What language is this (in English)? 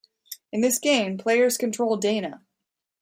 English